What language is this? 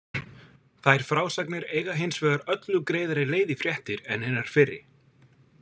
Icelandic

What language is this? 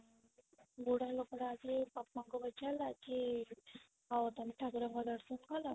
Odia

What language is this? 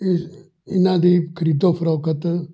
Punjabi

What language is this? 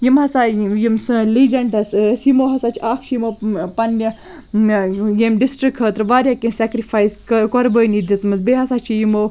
Kashmiri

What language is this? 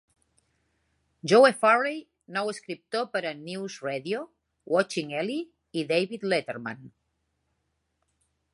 Catalan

